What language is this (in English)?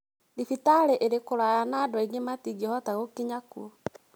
Kikuyu